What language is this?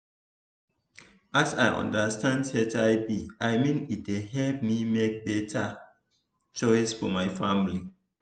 Nigerian Pidgin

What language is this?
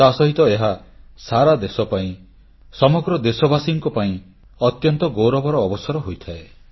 Odia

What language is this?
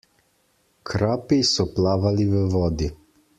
Slovenian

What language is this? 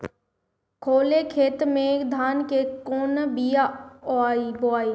Bhojpuri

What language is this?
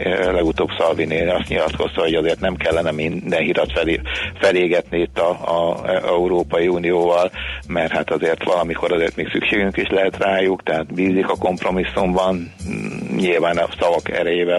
Hungarian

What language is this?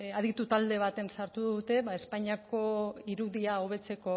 Basque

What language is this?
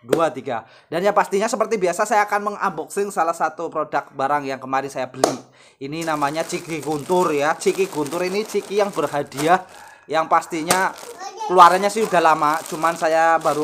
Indonesian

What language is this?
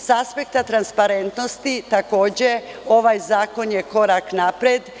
Serbian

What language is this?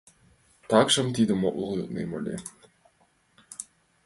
Mari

